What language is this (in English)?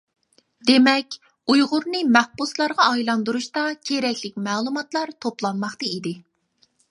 Uyghur